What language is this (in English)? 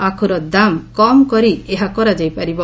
Odia